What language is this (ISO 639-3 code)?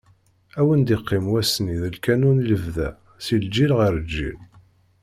kab